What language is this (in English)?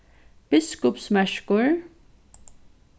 Faroese